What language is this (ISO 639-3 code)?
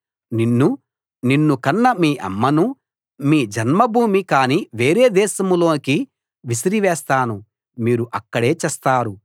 tel